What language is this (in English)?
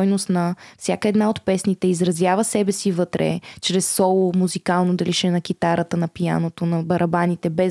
Bulgarian